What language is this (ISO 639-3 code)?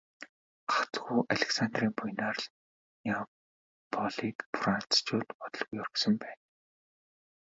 mon